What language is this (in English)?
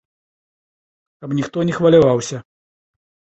Belarusian